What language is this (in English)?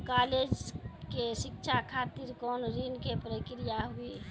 Maithili